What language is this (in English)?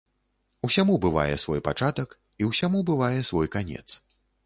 Belarusian